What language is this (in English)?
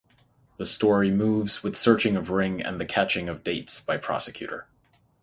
English